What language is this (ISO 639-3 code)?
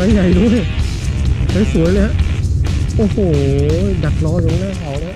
tha